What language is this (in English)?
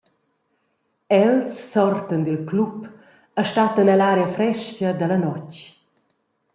Romansh